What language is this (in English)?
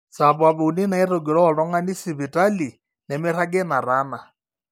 Masai